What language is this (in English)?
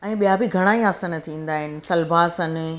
Sindhi